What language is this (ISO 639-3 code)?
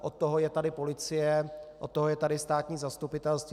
ces